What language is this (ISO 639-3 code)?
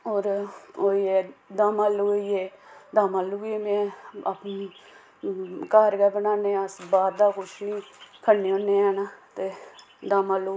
doi